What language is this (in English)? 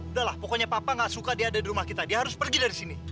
Indonesian